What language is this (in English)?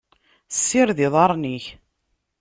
Kabyle